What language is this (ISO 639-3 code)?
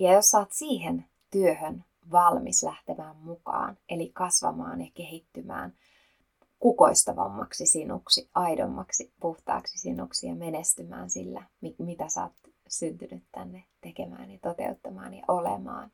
fin